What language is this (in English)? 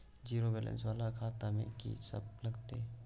Maithili